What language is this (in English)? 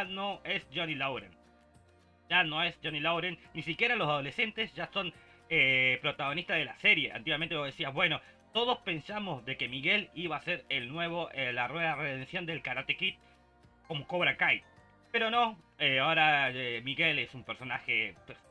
Spanish